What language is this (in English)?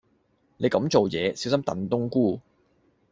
Cantonese